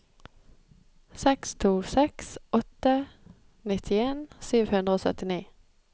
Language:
Norwegian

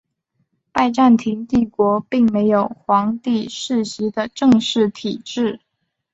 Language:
Chinese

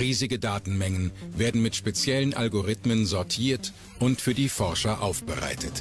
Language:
German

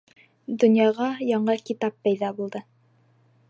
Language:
Bashkir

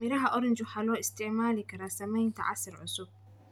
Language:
Somali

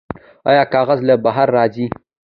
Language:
Pashto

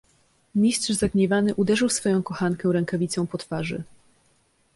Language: Polish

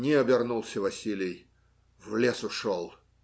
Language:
Russian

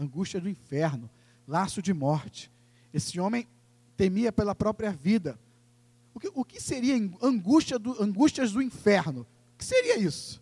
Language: Portuguese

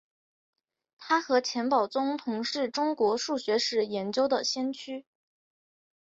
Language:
Chinese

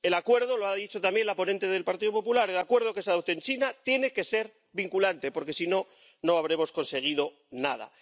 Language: Spanish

